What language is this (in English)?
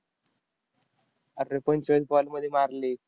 Marathi